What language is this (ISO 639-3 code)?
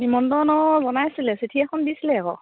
asm